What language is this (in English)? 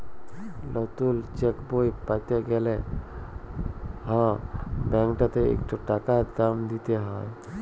Bangla